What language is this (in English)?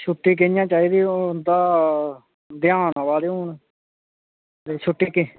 Dogri